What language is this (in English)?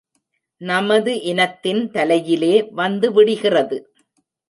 Tamil